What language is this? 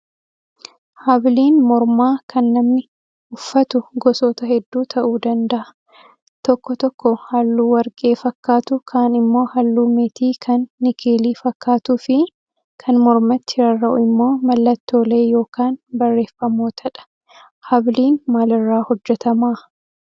Oromo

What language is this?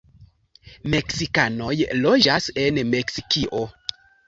Esperanto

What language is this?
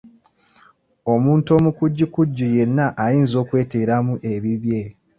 Ganda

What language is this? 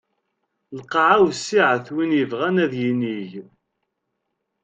Kabyle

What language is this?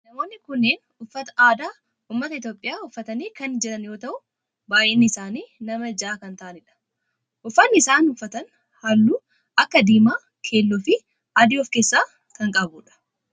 Oromo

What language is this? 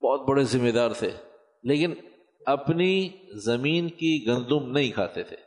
Urdu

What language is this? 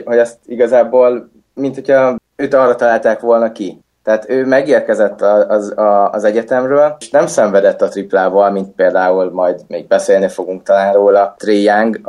Hungarian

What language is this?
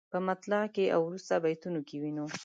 Pashto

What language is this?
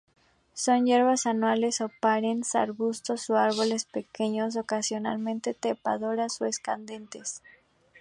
Spanish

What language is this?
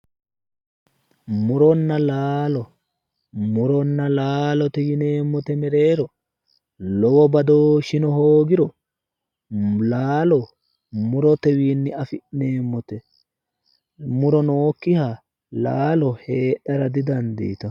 Sidamo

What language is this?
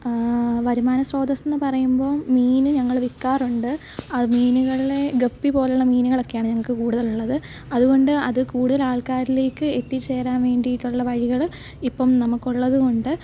Malayalam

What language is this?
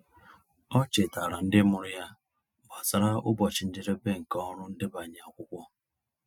Igbo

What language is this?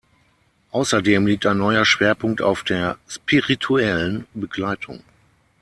German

